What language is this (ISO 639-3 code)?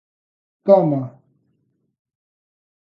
glg